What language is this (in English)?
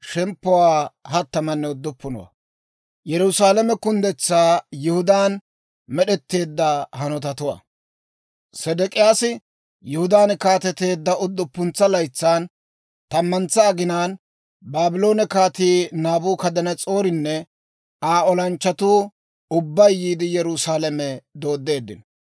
Dawro